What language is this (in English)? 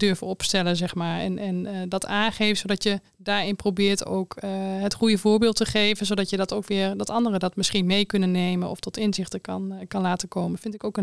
Dutch